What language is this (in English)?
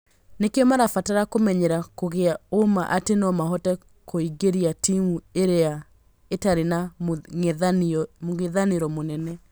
Kikuyu